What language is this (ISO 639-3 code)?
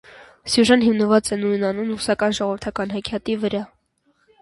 hye